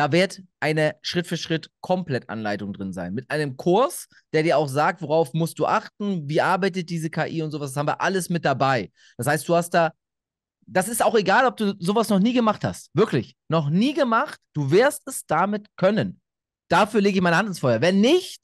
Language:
German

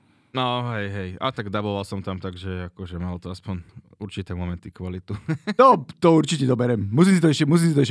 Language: Slovak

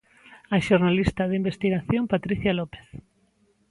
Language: Galician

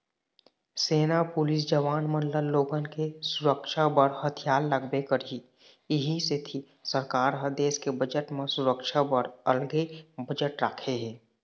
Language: Chhattisgarhi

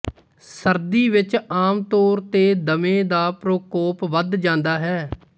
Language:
Punjabi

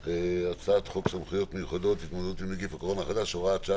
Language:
Hebrew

